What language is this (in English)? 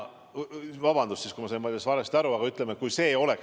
Estonian